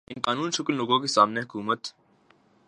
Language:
Urdu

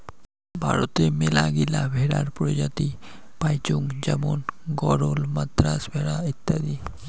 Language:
Bangla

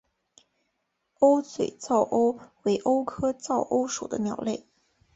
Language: Chinese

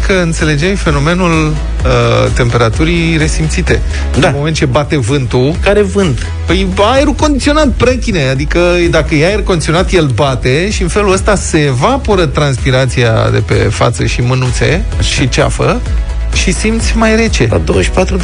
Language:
Romanian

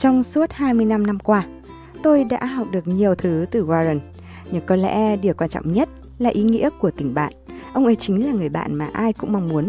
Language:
Vietnamese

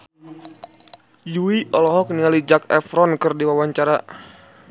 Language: Sundanese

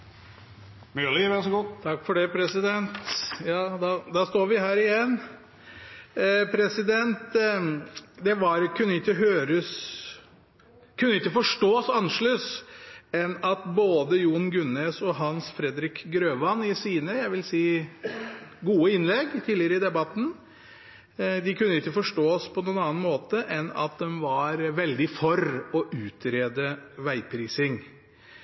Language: Norwegian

